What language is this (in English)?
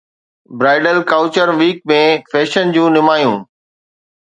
Sindhi